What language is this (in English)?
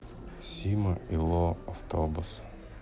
Russian